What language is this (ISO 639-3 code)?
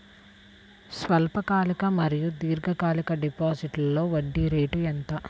tel